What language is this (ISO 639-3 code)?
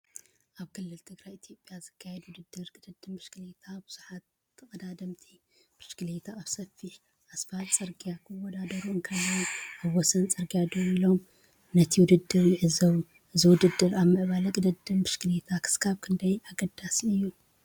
tir